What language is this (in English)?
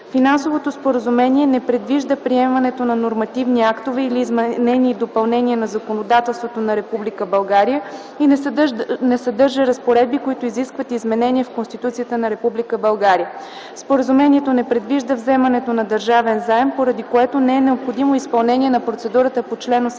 Bulgarian